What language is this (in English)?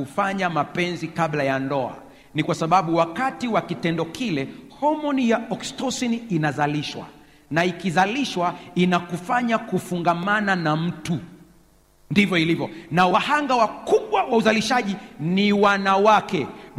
Swahili